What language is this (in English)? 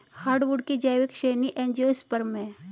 Hindi